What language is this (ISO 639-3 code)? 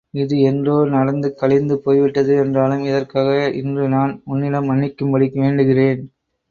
tam